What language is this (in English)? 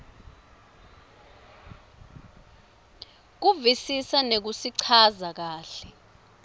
Swati